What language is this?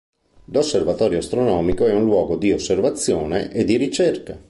Italian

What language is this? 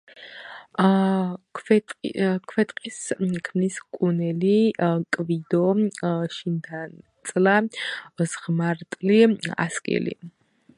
Georgian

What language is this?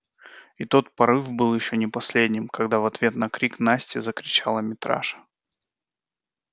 Russian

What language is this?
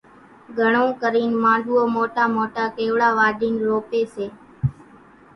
Kachi Koli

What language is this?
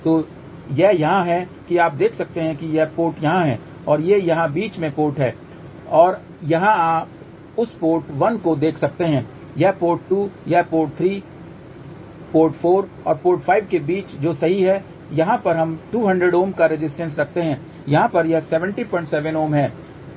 Hindi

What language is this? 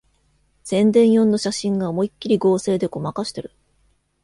Japanese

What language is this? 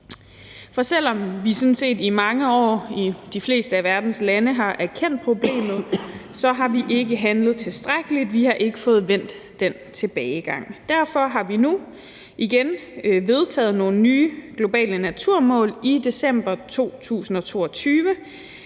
Danish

